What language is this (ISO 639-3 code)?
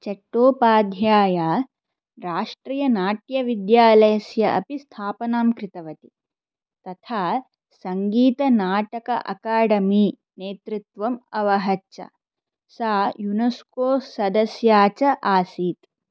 san